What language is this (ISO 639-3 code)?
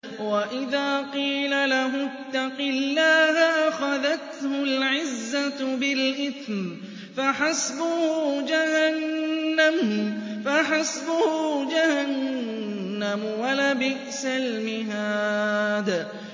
ara